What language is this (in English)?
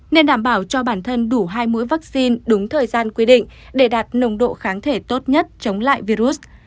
Vietnamese